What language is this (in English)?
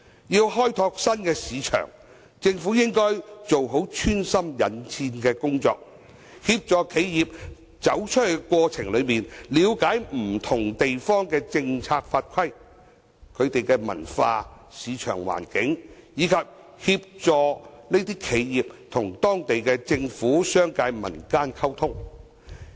Cantonese